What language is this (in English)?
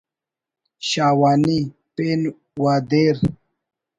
Brahui